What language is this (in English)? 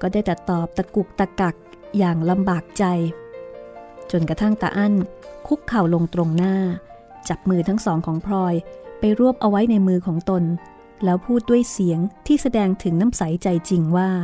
Thai